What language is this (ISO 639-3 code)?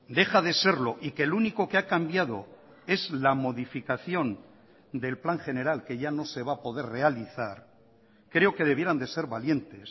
spa